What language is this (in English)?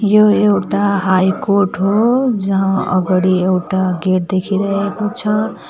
Nepali